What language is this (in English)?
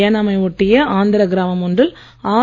Tamil